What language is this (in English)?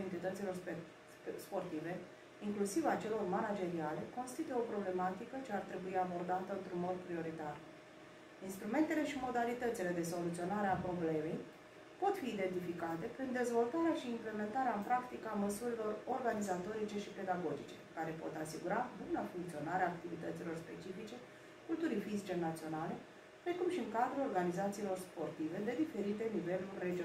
Romanian